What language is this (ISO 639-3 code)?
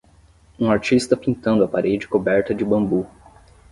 por